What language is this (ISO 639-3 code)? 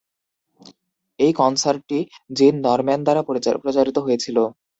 ben